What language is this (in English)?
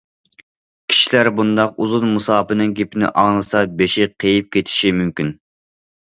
Uyghur